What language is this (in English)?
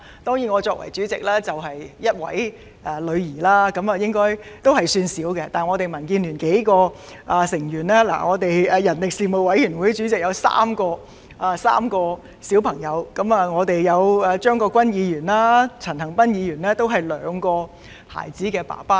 Cantonese